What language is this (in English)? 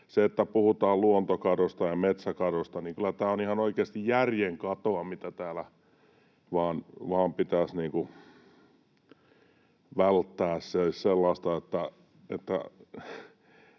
Finnish